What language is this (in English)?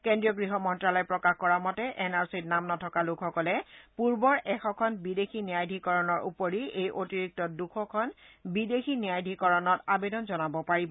Assamese